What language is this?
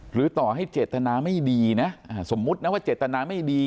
Thai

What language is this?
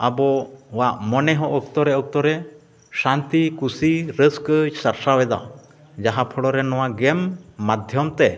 Santali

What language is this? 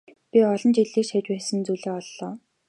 Mongolian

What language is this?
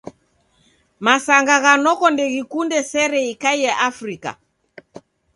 Taita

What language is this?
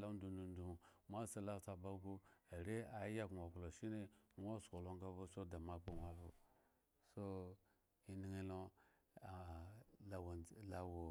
Eggon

